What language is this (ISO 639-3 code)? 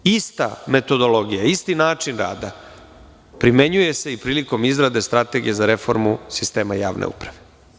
srp